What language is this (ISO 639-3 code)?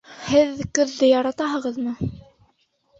bak